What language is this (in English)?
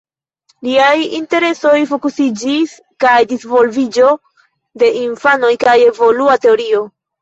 Esperanto